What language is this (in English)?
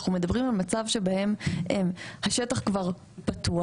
Hebrew